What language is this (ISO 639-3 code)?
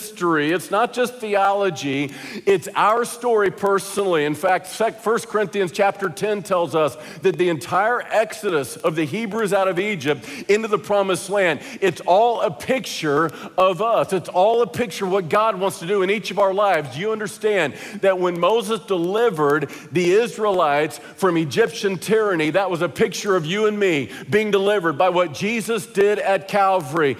eng